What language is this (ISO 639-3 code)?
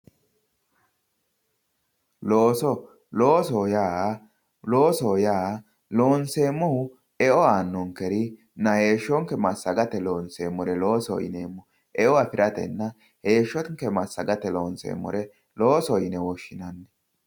sid